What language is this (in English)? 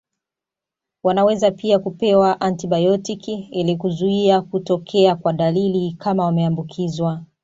Swahili